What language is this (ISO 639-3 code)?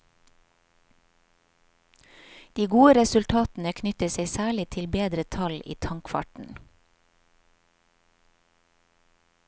nor